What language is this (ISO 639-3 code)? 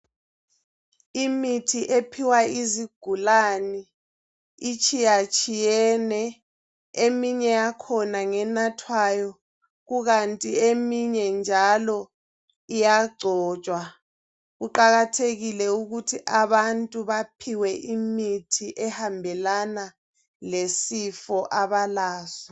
nde